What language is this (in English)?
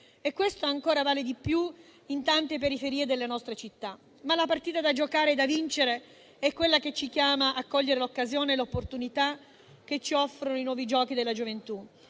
Italian